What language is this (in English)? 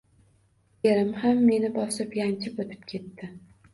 Uzbek